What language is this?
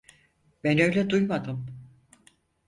Turkish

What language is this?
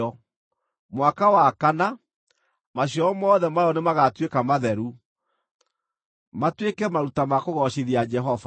Kikuyu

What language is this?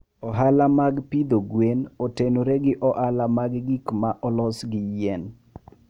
Luo (Kenya and Tanzania)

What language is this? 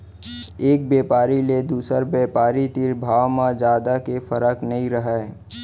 Chhattisgarhi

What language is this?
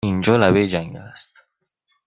Persian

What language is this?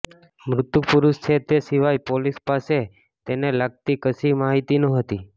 Gujarati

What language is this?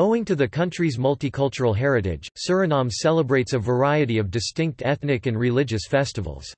English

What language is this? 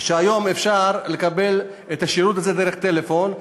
Hebrew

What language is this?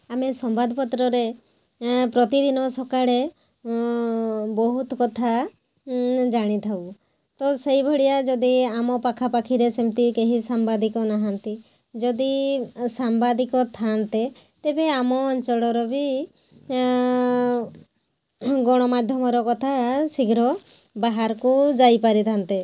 Odia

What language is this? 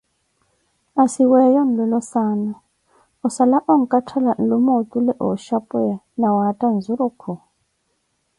Koti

